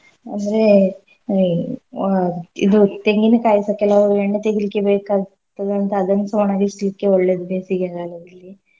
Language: Kannada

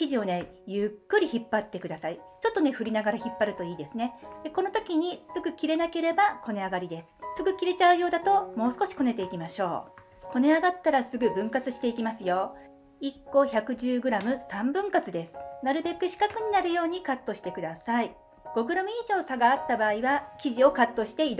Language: Japanese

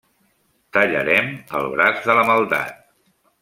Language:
Catalan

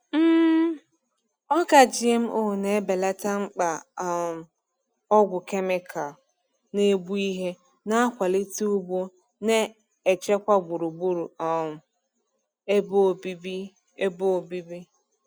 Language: Igbo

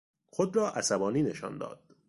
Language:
Persian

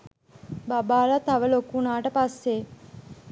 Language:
Sinhala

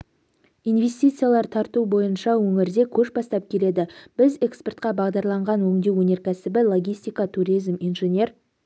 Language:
Kazakh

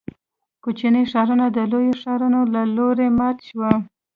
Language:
Pashto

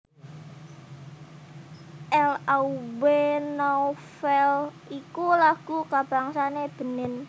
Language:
Javanese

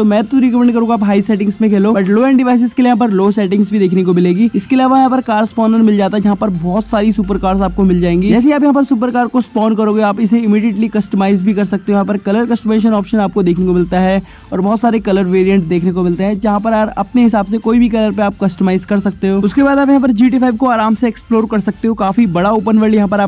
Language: Hindi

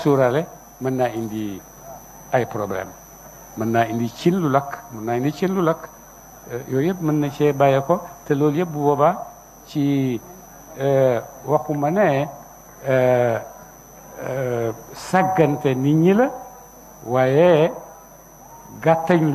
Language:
Arabic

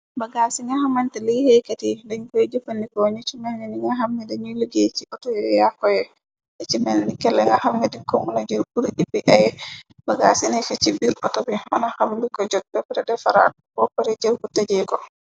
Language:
Wolof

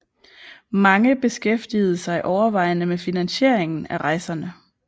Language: Danish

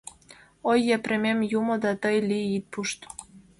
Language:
Mari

